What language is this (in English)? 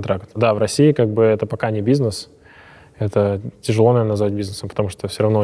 Russian